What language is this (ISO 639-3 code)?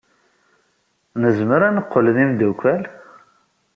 kab